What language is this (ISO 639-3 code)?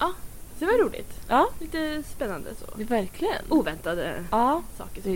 swe